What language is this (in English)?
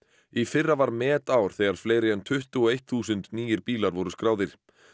Icelandic